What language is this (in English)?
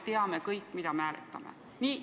Estonian